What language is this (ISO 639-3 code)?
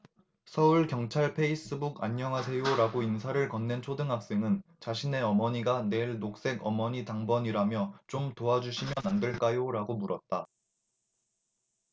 kor